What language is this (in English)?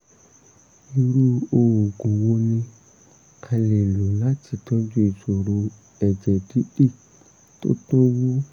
Yoruba